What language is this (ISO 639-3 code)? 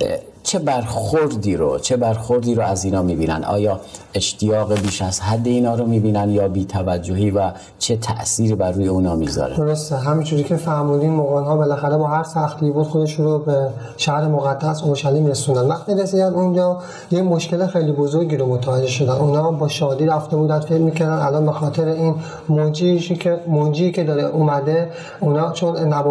fas